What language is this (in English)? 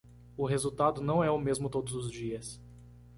Portuguese